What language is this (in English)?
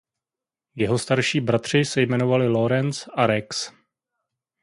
Czech